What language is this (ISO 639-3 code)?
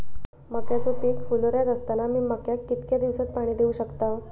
mar